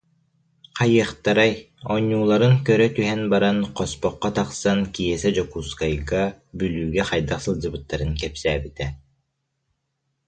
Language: Yakut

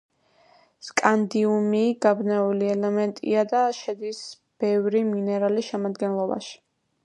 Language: Georgian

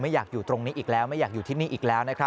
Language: Thai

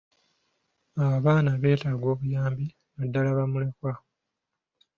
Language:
Ganda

